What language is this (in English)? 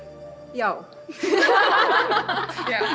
Icelandic